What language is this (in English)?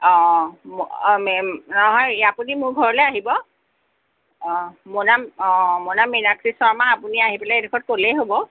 Assamese